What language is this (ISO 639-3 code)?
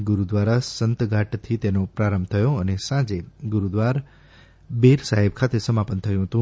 guj